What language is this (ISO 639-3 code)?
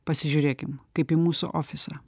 lit